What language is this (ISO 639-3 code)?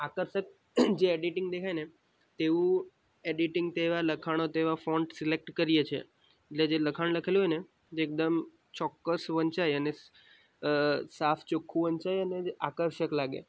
guj